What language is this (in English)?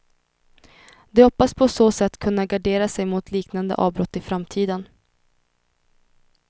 Swedish